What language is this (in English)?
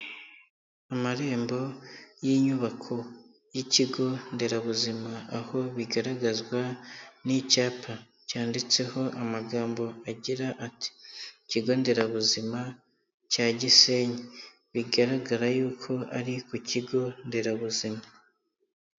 Kinyarwanda